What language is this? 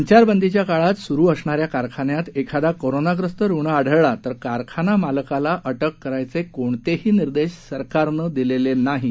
Marathi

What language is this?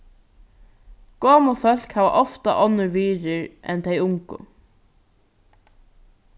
Faroese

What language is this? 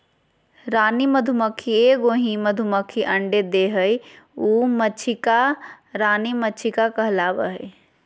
Magahi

